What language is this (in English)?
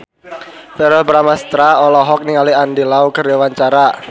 Sundanese